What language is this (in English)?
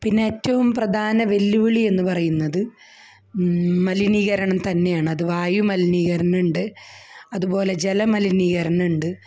Malayalam